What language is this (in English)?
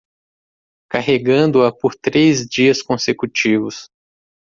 Portuguese